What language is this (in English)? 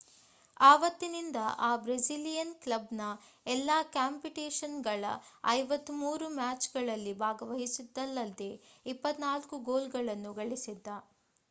Kannada